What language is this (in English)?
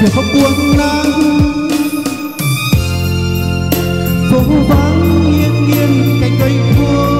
Vietnamese